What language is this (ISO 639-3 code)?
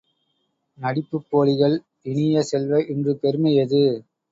tam